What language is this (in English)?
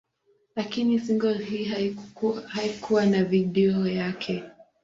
Swahili